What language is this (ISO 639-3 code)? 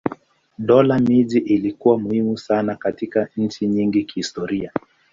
swa